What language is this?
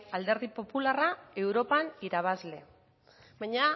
Basque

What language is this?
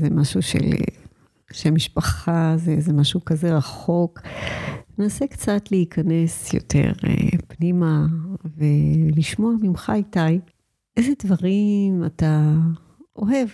Hebrew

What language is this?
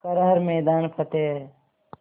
Hindi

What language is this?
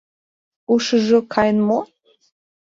Mari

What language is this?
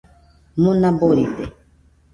Nüpode Huitoto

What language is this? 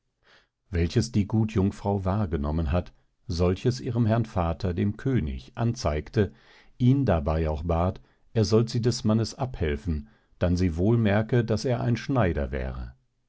German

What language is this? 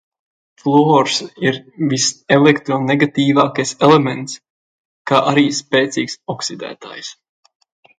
Latvian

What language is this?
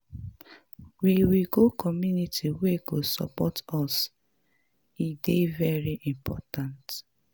Nigerian Pidgin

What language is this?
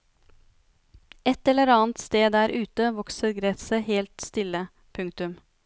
Norwegian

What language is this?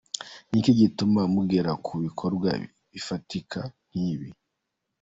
Kinyarwanda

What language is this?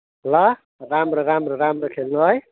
Nepali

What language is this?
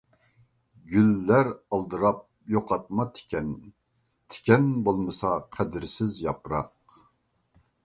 Uyghur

